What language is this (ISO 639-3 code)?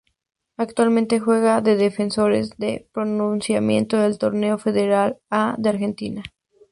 spa